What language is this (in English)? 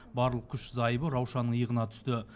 Kazakh